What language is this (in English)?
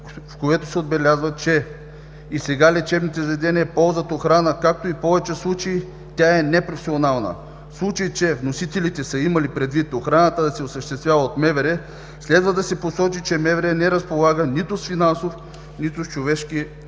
Bulgarian